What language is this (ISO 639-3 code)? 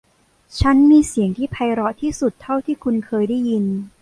tha